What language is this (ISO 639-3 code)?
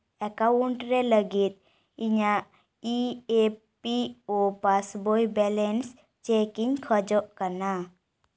sat